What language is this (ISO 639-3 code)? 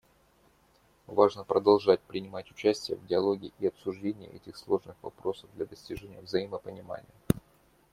rus